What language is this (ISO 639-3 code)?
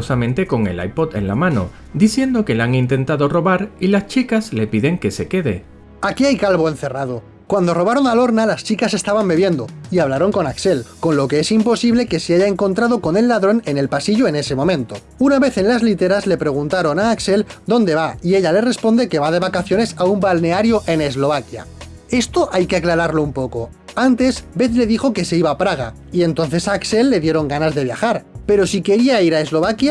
spa